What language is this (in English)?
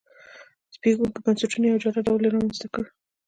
Pashto